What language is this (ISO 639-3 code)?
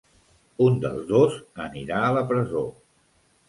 cat